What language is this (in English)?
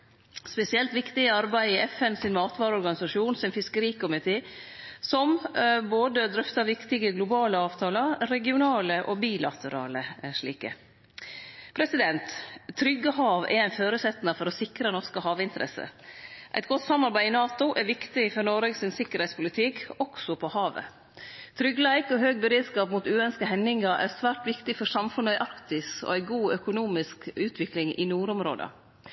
Norwegian Nynorsk